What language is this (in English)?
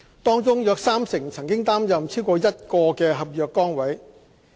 Cantonese